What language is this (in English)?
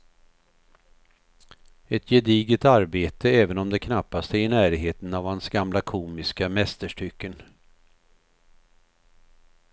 Swedish